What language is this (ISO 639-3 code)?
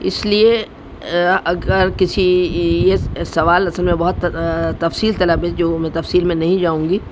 urd